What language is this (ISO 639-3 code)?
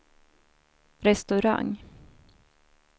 swe